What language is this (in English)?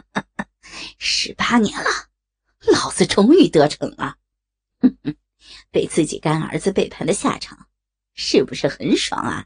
Chinese